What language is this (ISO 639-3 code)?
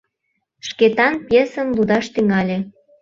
chm